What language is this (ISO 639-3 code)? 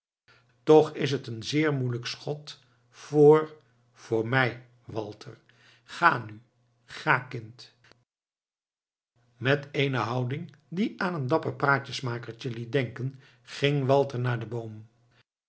nld